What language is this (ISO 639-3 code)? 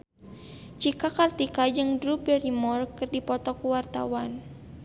sun